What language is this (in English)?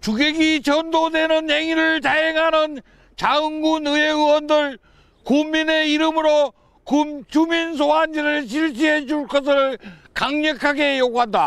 Korean